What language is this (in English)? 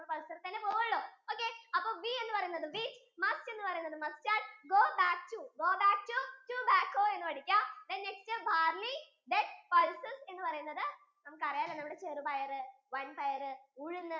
Malayalam